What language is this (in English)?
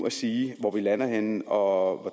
Danish